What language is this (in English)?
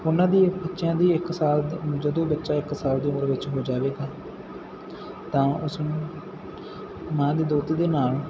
Punjabi